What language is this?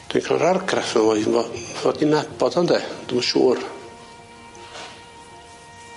Welsh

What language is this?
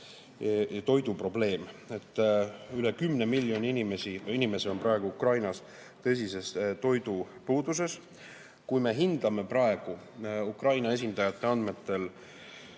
Estonian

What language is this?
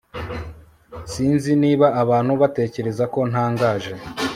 Kinyarwanda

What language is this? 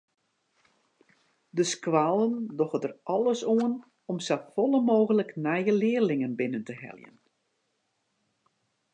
Western Frisian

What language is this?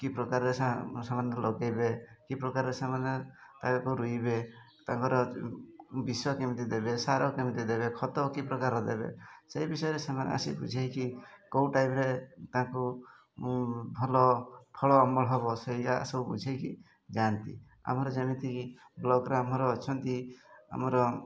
Odia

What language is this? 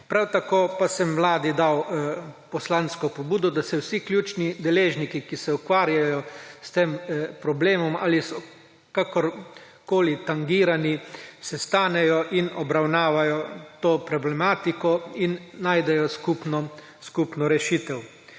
Slovenian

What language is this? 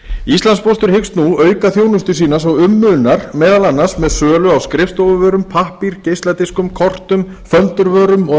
Icelandic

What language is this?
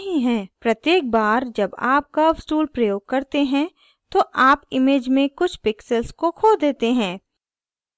Hindi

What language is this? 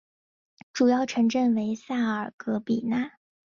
Chinese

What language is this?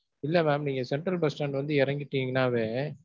Tamil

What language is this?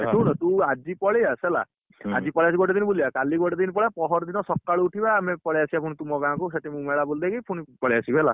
Odia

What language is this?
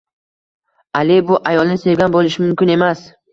Uzbek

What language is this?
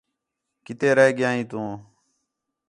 Khetrani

